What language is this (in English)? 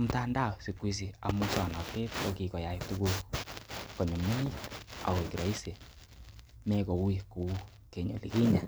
Kalenjin